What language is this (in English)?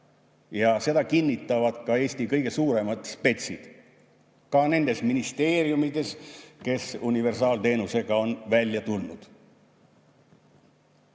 Estonian